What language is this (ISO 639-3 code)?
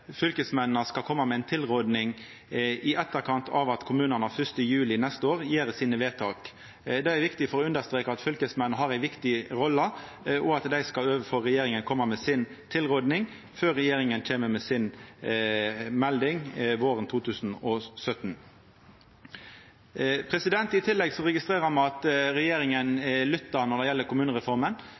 nno